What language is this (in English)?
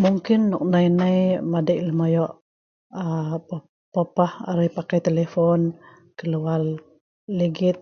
Sa'ban